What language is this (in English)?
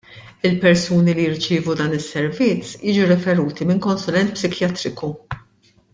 Maltese